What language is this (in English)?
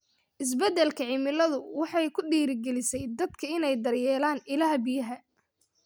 Somali